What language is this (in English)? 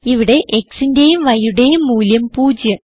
Malayalam